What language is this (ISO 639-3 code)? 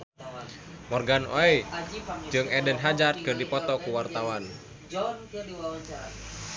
sun